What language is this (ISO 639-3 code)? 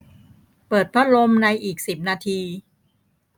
tha